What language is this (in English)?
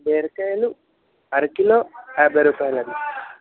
Telugu